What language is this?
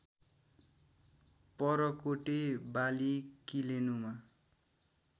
Nepali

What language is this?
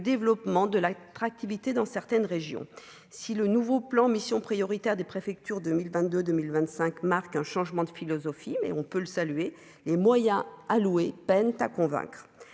French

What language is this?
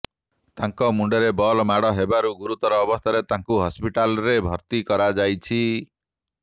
Odia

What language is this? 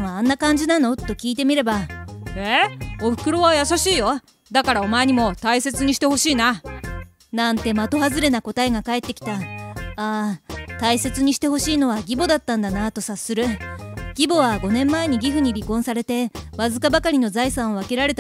Japanese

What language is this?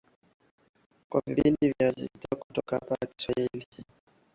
Swahili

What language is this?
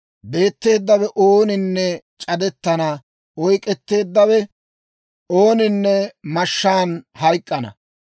Dawro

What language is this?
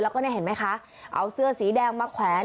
Thai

